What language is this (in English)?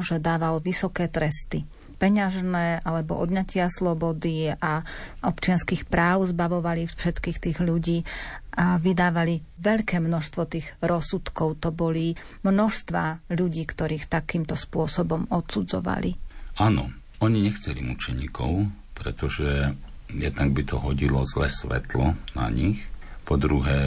Slovak